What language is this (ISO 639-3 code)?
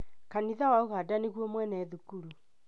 kik